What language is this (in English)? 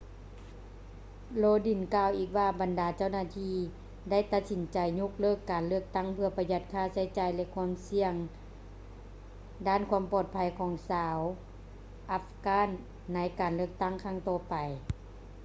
Lao